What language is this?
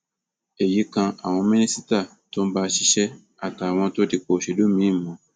Yoruba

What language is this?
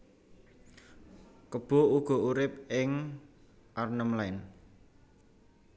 Javanese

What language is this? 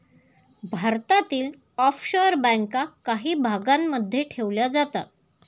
Marathi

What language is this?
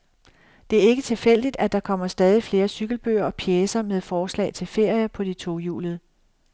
Danish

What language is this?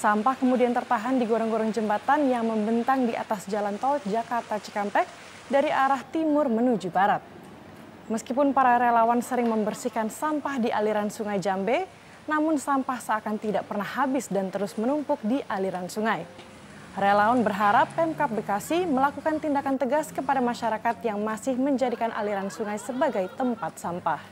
Indonesian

